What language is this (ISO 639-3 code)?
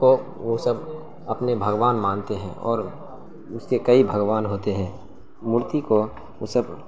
urd